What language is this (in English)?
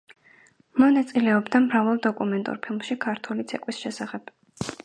Georgian